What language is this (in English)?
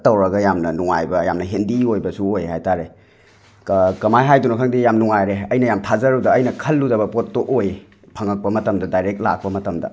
Manipuri